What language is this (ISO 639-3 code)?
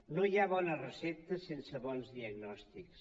cat